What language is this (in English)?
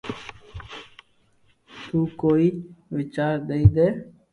Loarki